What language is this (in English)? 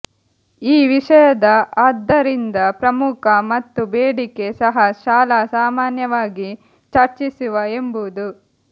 Kannada